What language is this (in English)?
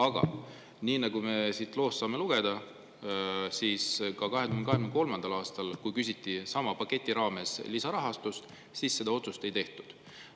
Estonian